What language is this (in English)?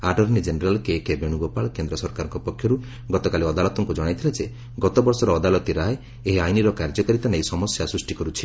Odia